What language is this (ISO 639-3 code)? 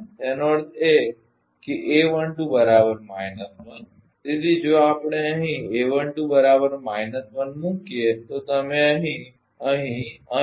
guj